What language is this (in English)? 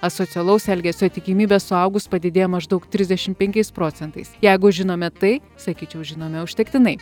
Lithuanian